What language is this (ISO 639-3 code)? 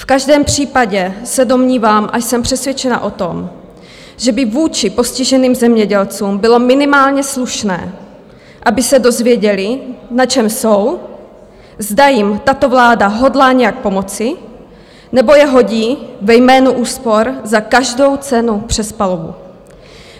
ces